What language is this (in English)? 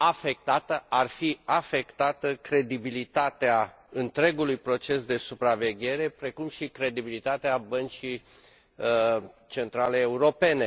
Romanian